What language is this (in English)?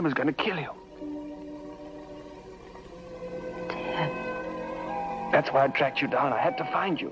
English